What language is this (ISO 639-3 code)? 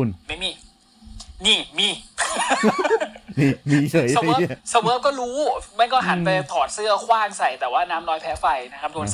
tha